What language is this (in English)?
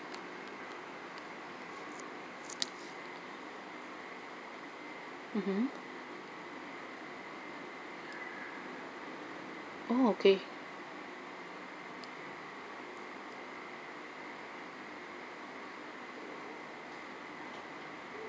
English